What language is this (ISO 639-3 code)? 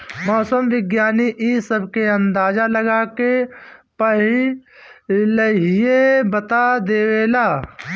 bho